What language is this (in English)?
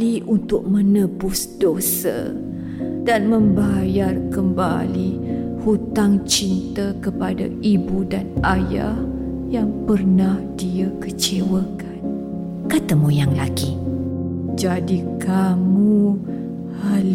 Malay